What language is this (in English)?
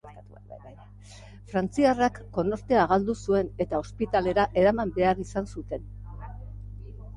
Basque